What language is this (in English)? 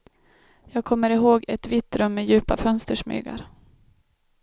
Swedish